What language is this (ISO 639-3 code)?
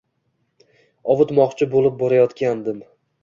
uzb